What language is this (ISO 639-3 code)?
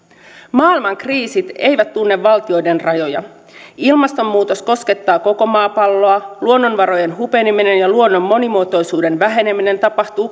fin